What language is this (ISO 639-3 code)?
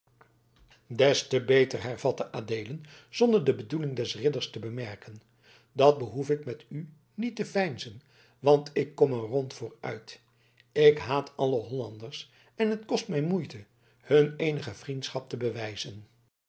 nld